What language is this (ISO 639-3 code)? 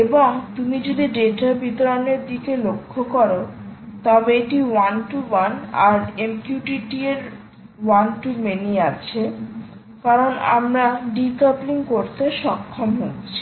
ben